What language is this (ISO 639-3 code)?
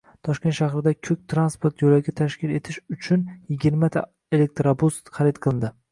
uzb